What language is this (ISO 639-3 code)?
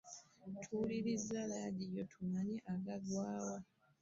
lug